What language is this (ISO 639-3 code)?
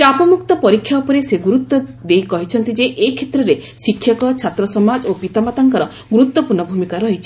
ori